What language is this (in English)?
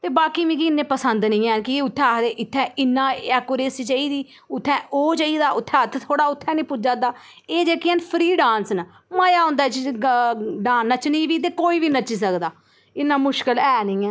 Dogri